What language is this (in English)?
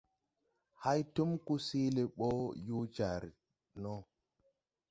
Tupuri